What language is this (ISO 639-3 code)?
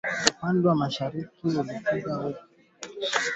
swa